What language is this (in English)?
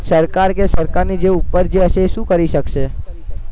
Gujarati